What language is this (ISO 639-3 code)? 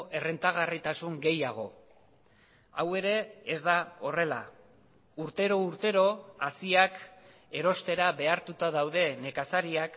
eus